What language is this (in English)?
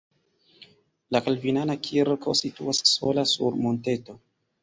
Esperanto